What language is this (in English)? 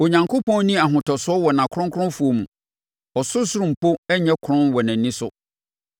Akan